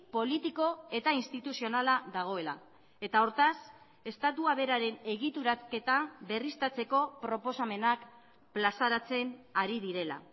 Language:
Basque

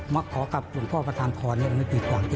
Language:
Thai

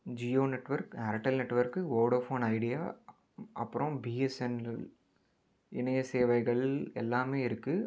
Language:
Tamil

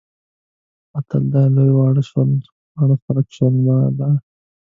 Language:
Pashto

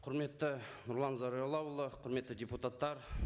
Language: Kazakh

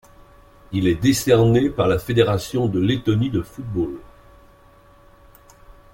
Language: French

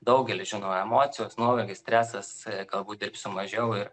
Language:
Lithuanian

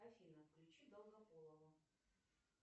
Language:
Russian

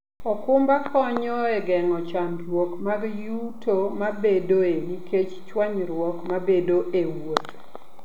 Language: Luo (Kenya and Tanzania)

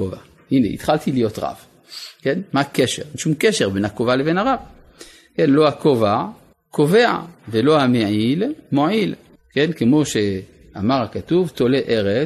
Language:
Hebrew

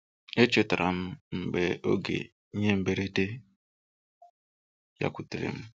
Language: Igbo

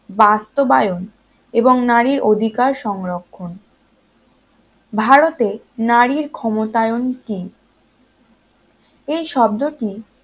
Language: Bangla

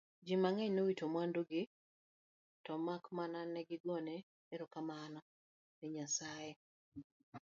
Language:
Luo (Kenya and Tanzania)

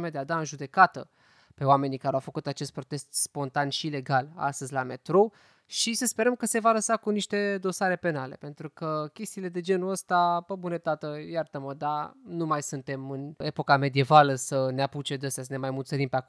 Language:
Romanian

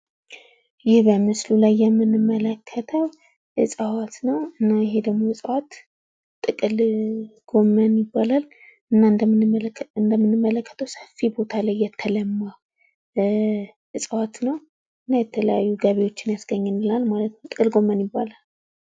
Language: Amharic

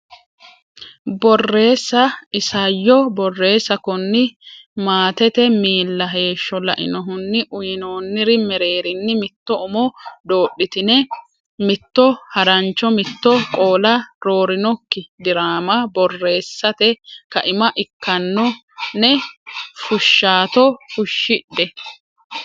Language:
Sidamo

